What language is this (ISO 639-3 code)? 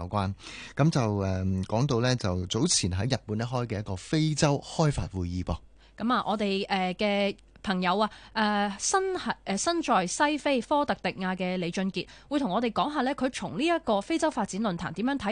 zho